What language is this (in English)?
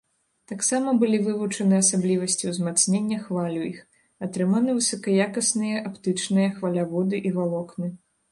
Belarusian